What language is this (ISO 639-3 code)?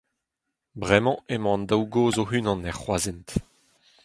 bre